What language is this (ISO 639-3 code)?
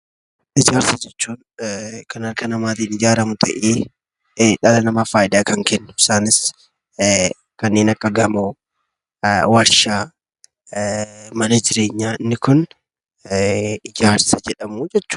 orm